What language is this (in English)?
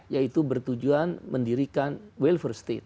Indonesian